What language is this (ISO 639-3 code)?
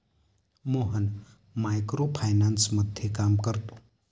mar